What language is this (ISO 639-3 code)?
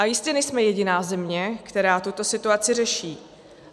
ces